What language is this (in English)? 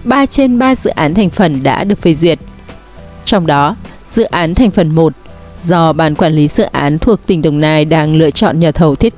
Vietnamese